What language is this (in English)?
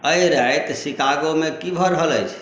Maithili